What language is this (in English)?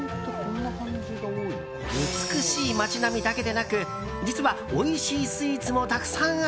Japanese